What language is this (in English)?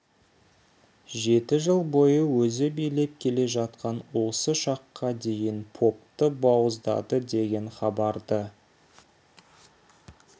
Kazakh